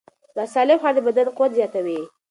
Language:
Pashto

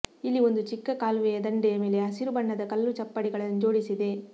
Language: Kannada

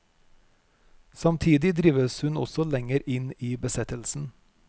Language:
Norwegian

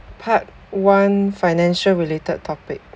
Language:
English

